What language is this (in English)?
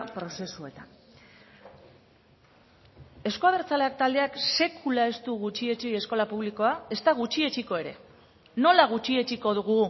Basque